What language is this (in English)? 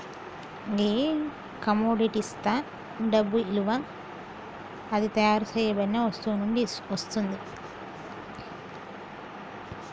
Telugu